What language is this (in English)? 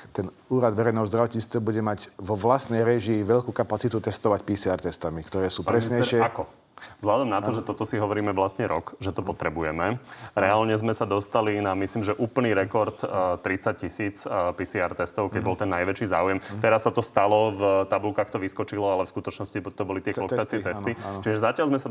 Slovak